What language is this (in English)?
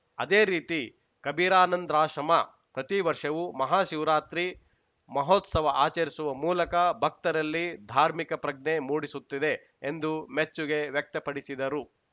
Kannada